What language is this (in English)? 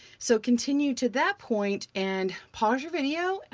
English